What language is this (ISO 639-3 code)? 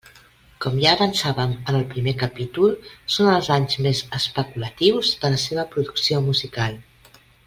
cat